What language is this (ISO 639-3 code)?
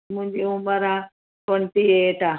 snd